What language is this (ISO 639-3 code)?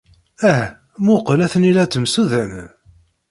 kab